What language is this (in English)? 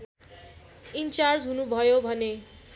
Nepali